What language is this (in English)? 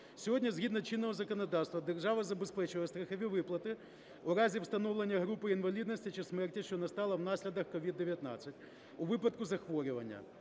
Ukrainian